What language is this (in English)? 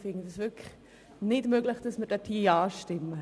Swiss German